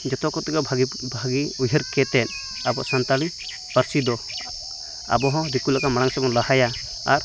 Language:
Santali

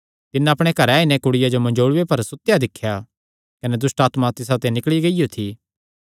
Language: Kangri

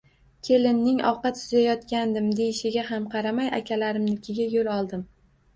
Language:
Uzbek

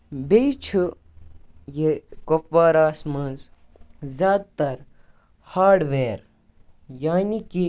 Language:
Kashmiri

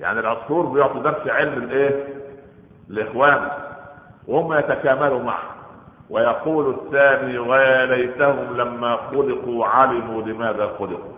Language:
Arabic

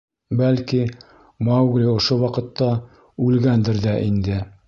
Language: Bashkir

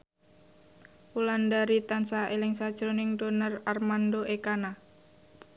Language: Javanese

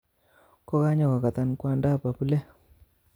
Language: Kalenjin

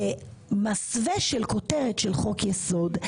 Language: Hebrew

